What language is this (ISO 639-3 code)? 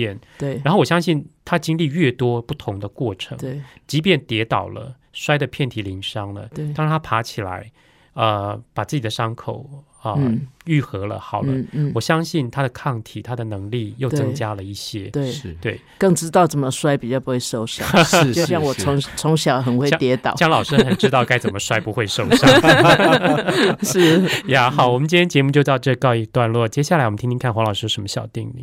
zho